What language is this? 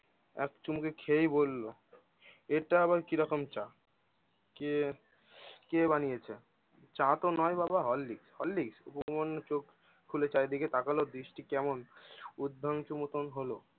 Bangla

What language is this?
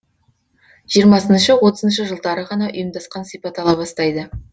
Kazakh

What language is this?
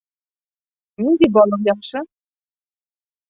Bashkir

